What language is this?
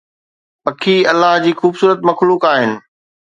Sindhi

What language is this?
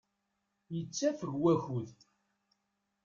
Kabyle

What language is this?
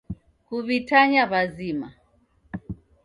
Taita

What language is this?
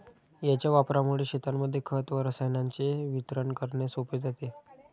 Marathi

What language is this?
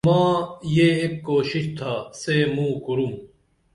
Dameli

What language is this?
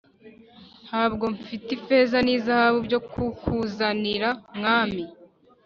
Kinyarwanda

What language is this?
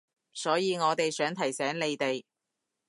Cantonese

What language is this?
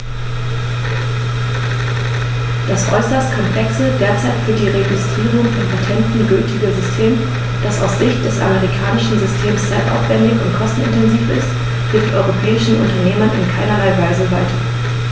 German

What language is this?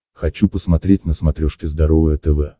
Russian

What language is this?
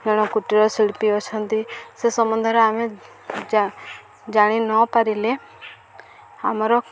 Odia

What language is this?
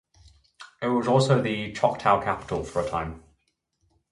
English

